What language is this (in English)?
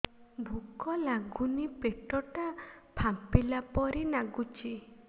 Odia